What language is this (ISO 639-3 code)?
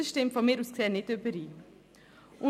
gsw